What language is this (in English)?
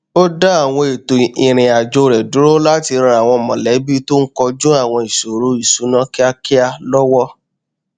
Yoruba